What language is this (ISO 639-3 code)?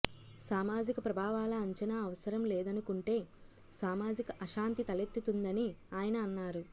tel